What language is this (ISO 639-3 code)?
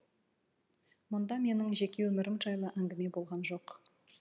kaz